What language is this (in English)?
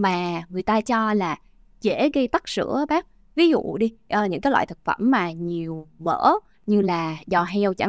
Vietnamese